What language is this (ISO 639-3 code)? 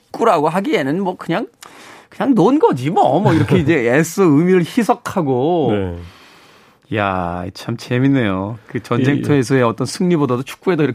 kor